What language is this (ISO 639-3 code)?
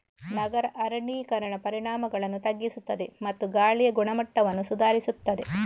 kan